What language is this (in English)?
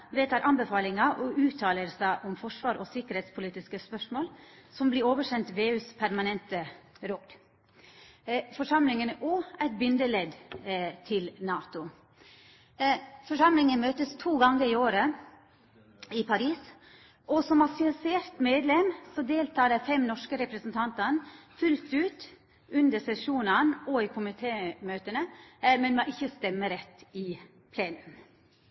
Norwegian Nynorsk